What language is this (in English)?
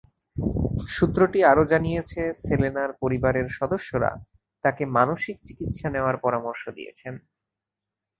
Bangla